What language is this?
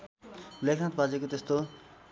Nepali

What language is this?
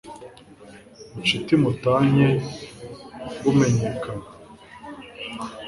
Kinyarwanda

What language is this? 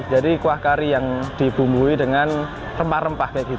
Indonesian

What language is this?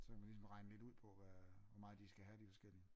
Danish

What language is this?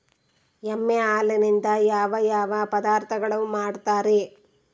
Kannada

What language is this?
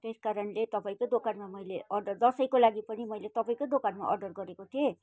Nepali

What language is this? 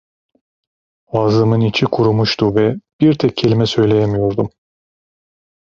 Turkish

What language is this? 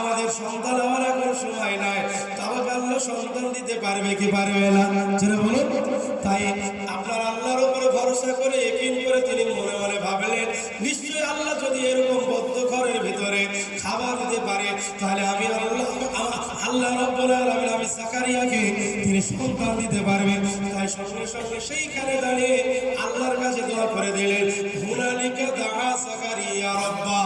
Bangla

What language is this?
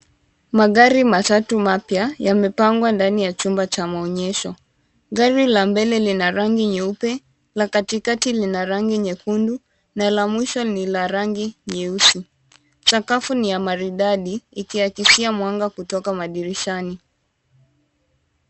Swahili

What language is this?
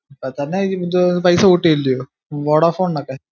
Malayalam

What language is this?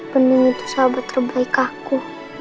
Indonesian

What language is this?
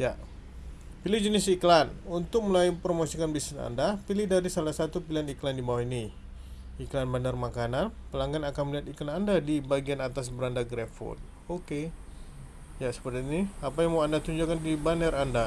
Indonesian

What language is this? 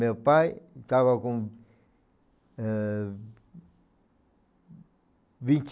Portuguese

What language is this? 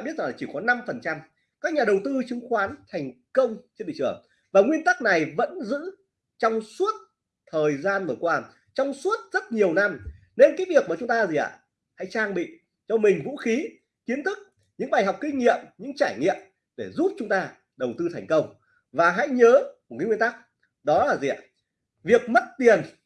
Vietnamese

